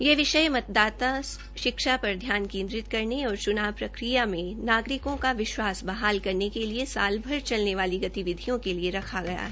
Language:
Hindi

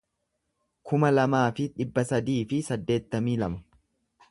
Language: Oromo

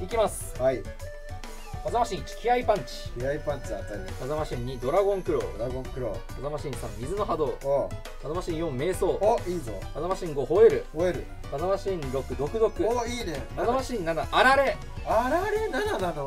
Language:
Japanese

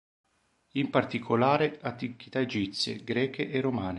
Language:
Italian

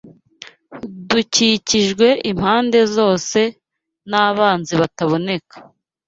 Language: Kinyarwanda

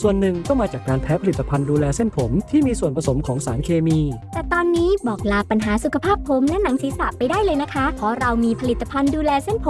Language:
Thai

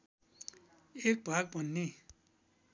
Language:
Nepali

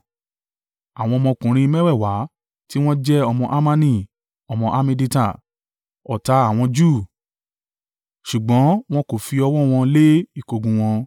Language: Yoruba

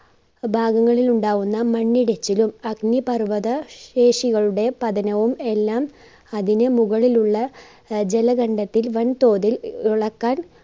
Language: Malayalam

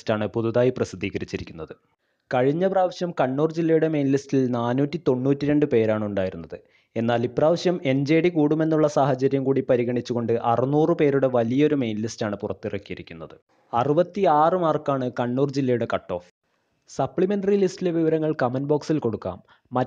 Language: Romanian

